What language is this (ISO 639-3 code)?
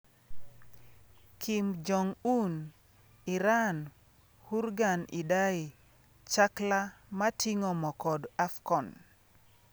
luo